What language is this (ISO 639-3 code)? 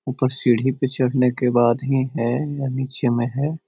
mag